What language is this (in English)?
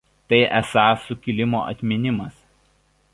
Lithuanian